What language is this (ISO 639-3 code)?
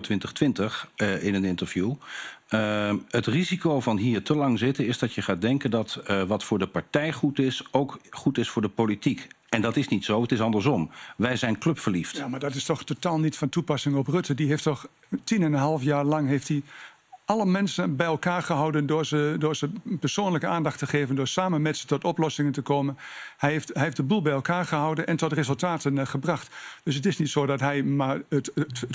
nld